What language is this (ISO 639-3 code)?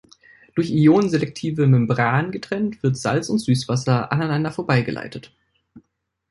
deu